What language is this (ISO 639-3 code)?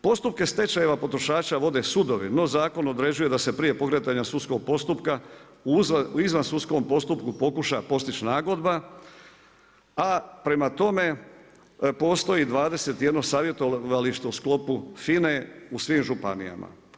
hrv